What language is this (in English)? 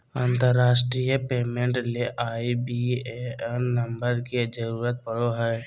Magahi